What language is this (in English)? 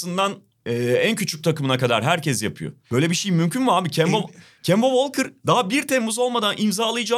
Turkish